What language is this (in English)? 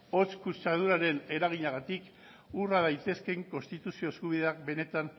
Basque